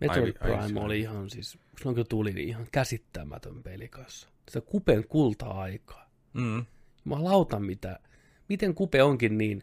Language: Finnish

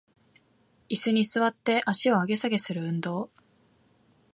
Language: Japanese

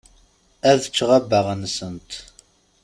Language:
Kabyle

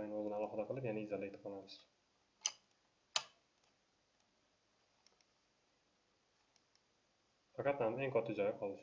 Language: Turkish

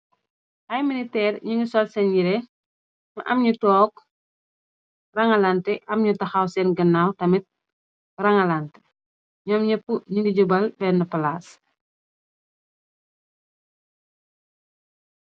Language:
Wolof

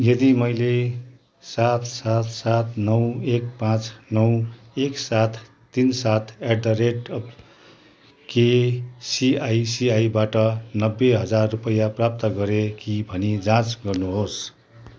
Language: Nepali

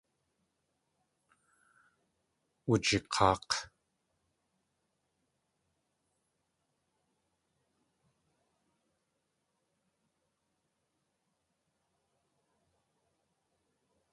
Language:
Tlingit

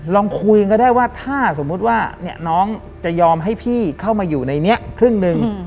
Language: Thai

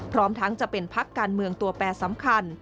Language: Thai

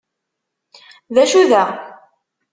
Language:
Kabyle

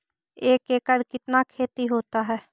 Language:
Magahi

